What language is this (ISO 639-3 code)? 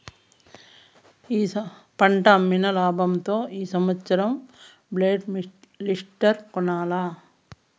tel